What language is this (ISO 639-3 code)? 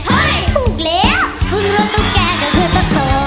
tha